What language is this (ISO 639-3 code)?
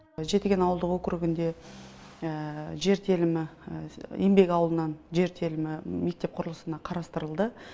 kaz